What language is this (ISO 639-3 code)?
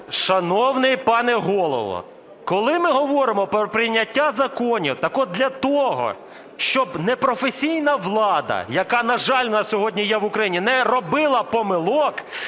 ukr